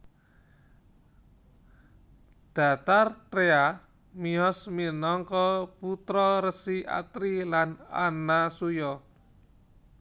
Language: Javanese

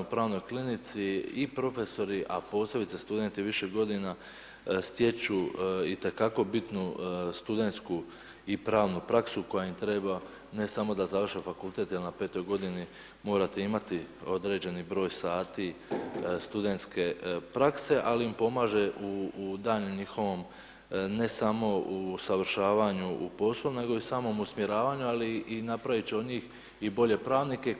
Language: Croatian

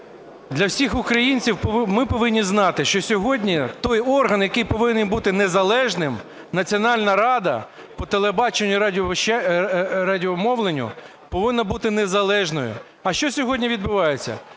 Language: Ukrainian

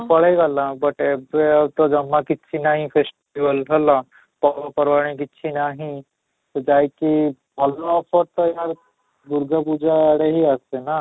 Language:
Odia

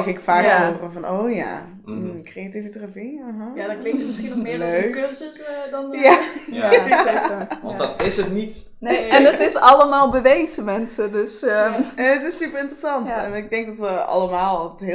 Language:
Dutch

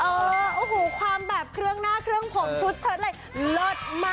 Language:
Thai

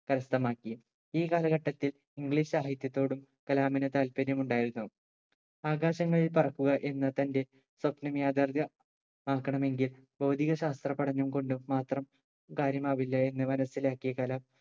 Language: Malayalam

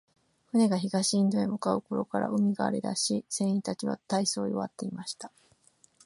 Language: Japanese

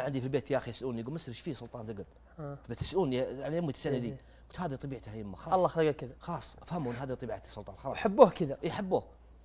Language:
Arabic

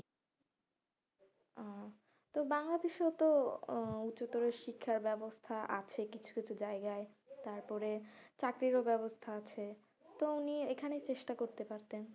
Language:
Bangla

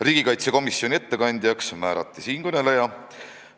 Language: Estonian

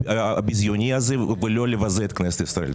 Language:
Hebrew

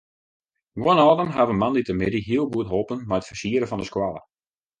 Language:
Western Frisian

